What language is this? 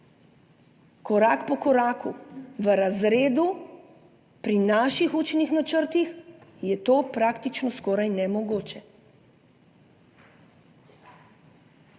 Slovenian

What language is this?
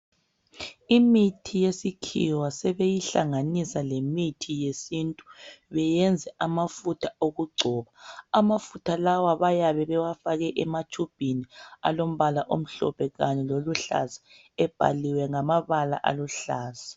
North Ndebele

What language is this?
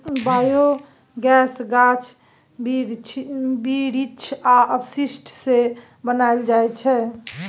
Maithili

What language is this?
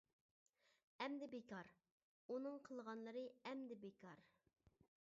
Uyghur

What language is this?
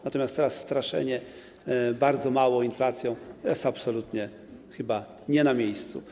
Polish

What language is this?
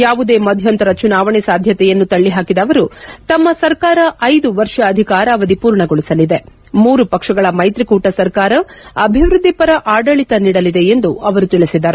Kannada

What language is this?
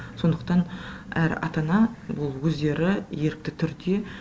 Kazakh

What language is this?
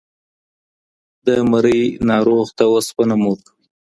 Pashto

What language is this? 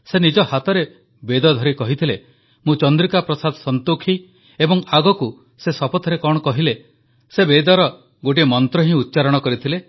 Odia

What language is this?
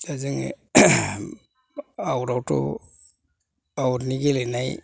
Bodo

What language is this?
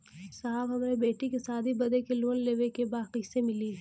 Bhojpuri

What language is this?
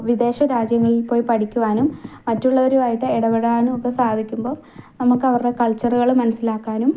Malayalam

